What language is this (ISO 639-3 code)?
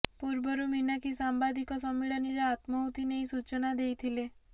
ori